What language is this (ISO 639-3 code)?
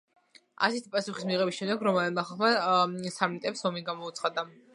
kat